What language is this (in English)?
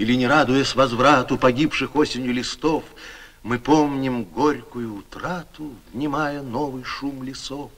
Russian